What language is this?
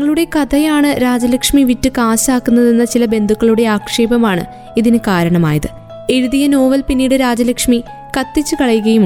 Malayalam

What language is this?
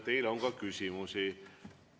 Estonian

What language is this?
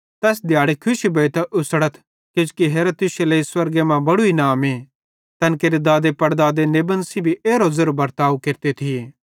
Bhadrawahi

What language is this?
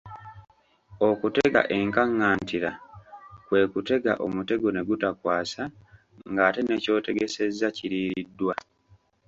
Ganda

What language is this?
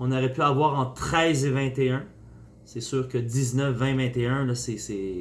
French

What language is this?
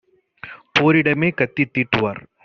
Tamil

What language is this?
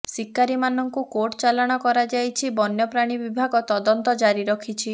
Odia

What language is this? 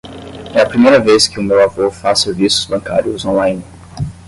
Portuguese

